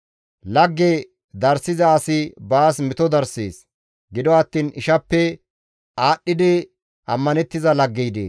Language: Gamo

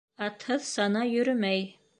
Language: Bashkir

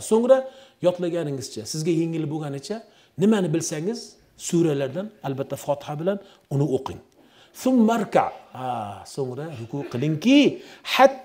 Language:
Turkish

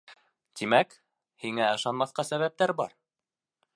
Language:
Bashkir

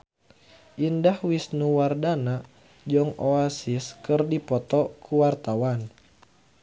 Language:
Sundanese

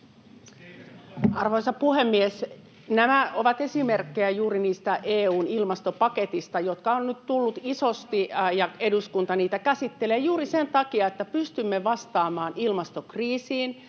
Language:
Finnish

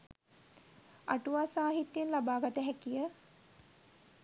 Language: Sinhala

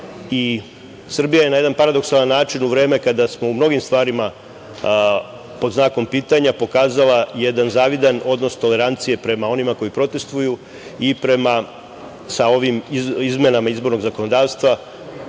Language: Serbian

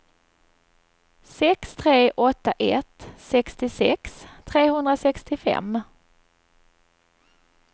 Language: Swedish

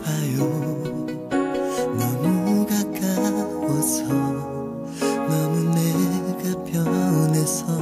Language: Korean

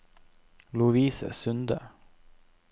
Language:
Norwegian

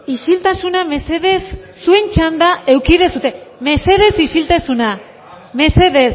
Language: Basque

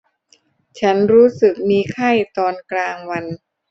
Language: Thai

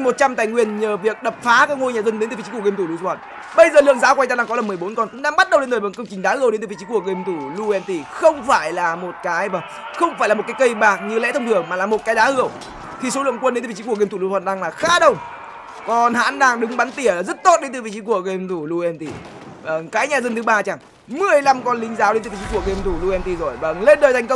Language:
Vietnamese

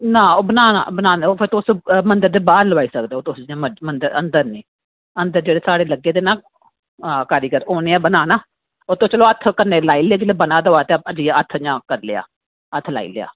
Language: Dogri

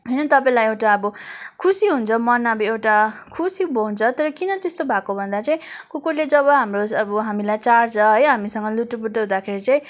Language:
Nepali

